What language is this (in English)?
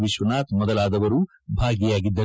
Kannada